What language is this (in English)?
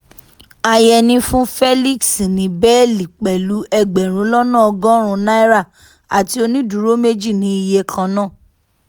Yoruba